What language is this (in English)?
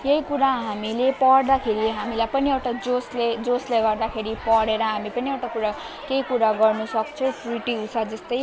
Nepali